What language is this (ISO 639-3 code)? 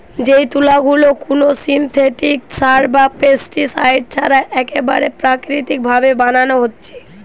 ben